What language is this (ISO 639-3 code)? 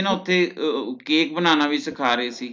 pan